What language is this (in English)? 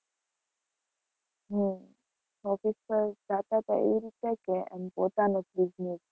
Gujarati